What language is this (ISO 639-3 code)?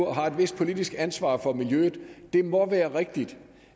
dan